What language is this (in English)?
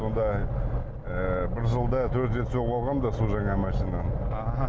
Kazakh